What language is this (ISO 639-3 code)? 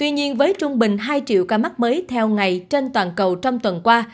vie